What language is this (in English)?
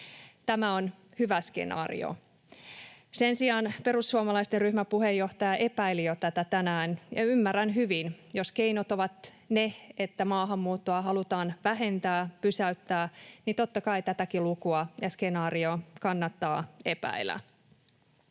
Finnish